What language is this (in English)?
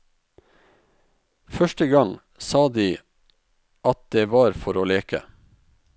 Norwegian